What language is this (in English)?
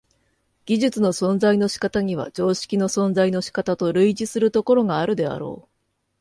Japanese